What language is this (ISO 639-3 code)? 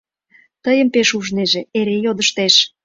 chm